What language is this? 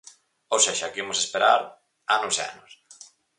Galician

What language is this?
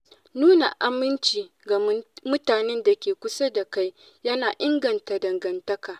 Hausa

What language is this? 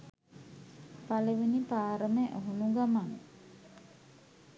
Sinhala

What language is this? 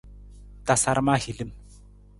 Nawdm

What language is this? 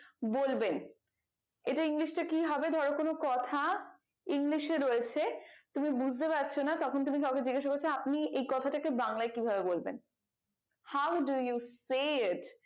Bangla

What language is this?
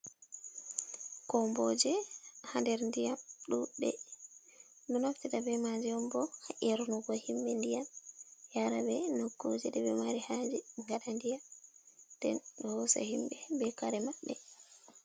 Fula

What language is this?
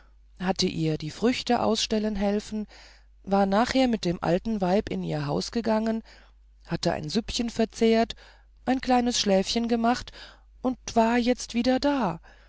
German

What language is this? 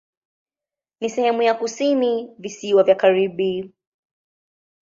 Swahili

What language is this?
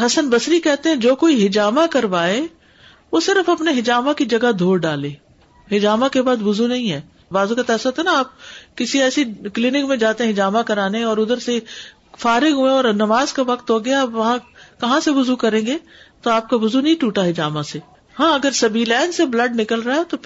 Urdu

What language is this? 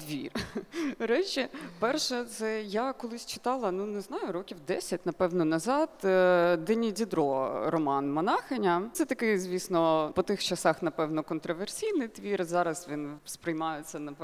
Ukrainian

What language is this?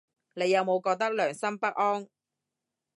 Cantonese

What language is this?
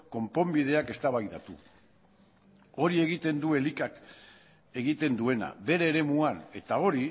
Basque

